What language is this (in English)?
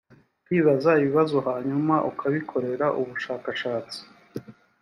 Kinyarwanda